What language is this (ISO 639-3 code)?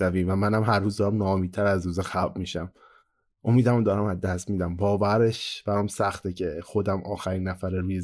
fas